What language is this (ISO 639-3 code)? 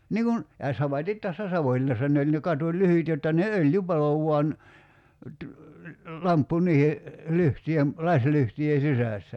fin